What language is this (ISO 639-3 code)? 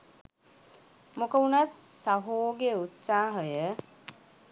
sin